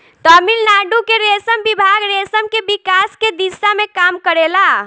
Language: Bhojpuri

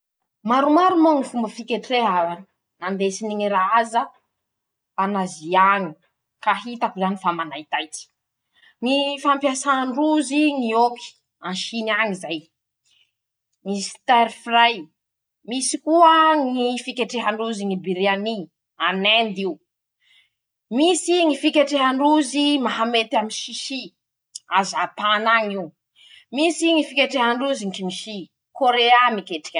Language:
Masikoro Malagasy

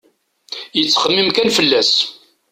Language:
Kabyle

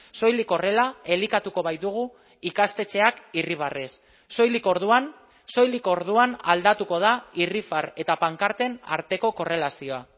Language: Basque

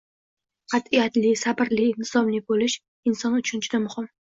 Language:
Uzbek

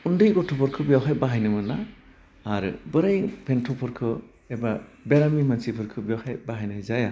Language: Bodo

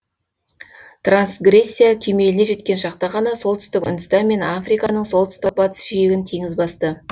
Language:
Kazakh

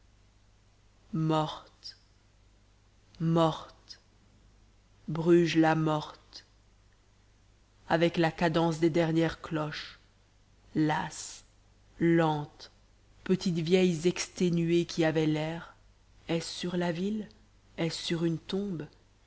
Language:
French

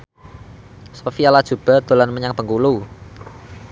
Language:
Javanese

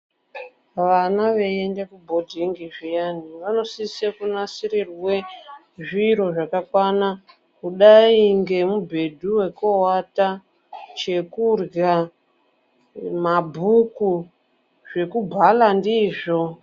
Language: Ndau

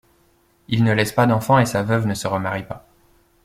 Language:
French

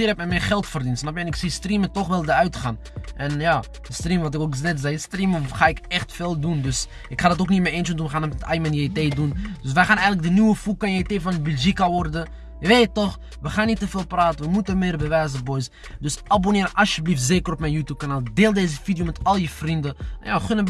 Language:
Dutch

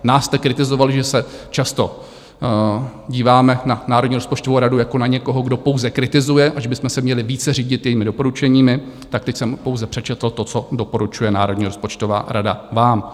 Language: Czech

